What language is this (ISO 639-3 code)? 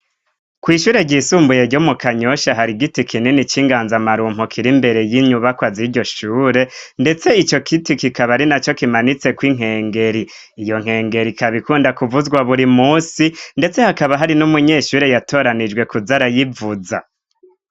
run